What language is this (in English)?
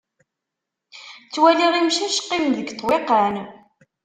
Kabyle